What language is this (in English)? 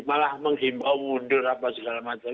Indonesian